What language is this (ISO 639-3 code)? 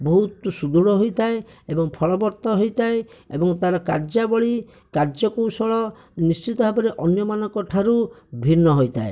ori